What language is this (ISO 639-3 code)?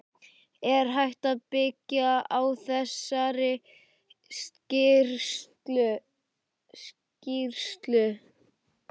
isl